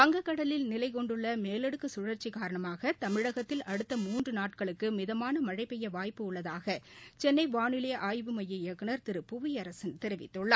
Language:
Tamil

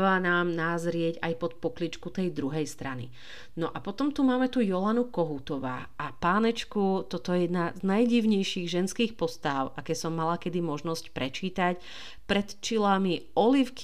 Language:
Slovak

